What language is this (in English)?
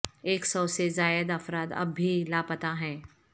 Urdu